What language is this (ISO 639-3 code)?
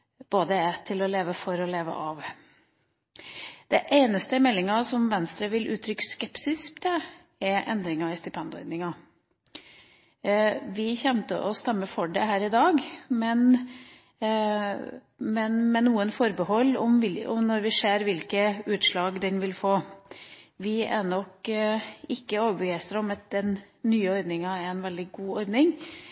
nob